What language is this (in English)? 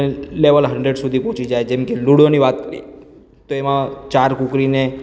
Gujarati